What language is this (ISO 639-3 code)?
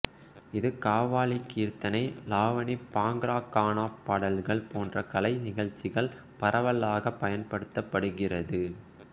tam